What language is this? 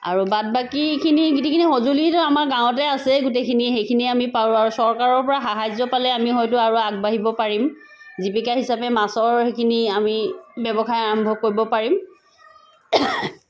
Assamese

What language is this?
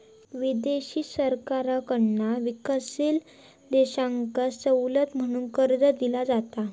Marathi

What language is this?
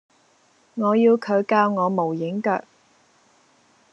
Cantonese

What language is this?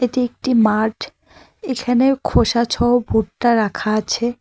Bangla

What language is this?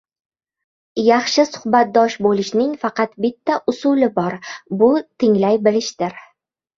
Uzbek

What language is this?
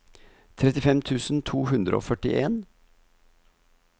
Norwegian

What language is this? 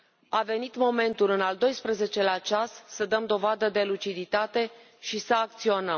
Romanian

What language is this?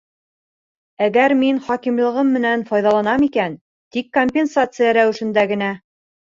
Bashkir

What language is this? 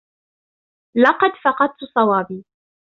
Arabic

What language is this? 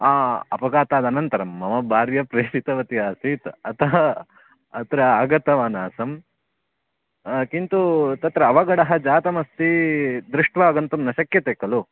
Sanskrit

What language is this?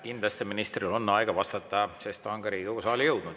Estonian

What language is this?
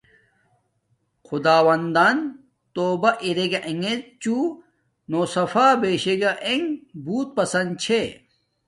Domaaki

